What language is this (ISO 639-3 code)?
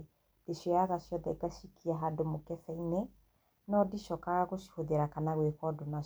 kik